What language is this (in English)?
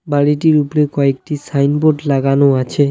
Bangla